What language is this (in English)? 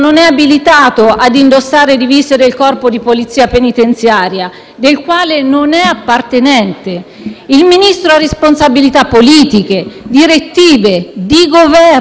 Italian